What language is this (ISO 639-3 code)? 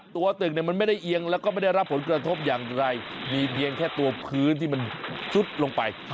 tha